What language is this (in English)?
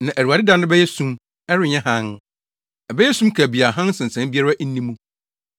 Akan